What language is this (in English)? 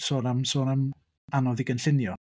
Welsh